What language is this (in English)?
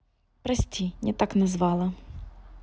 Russian